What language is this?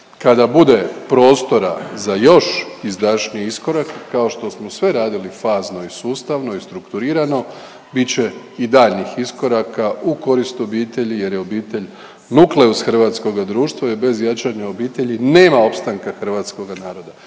Croatian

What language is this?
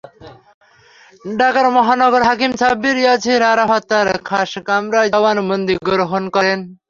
Bangla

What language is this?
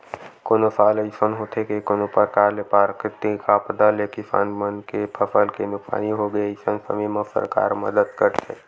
Chhattisgarhi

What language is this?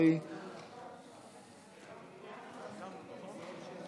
Hebrew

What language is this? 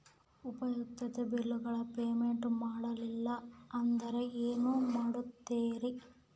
Kannada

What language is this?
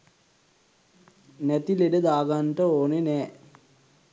Sinhala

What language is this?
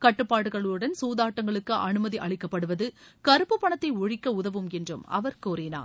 Tamil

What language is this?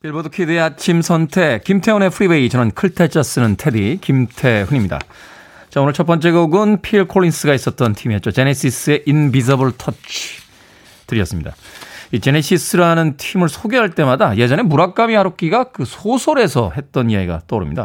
Korean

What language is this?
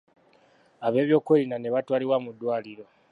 Ganda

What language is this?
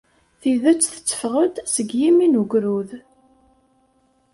Kabyle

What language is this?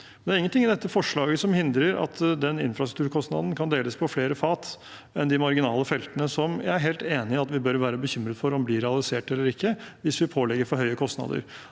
Norwegian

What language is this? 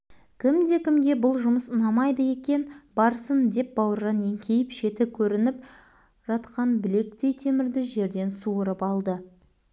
Kazakh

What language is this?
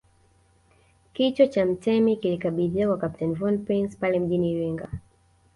Swahili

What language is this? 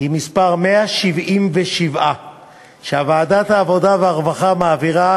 Hebrew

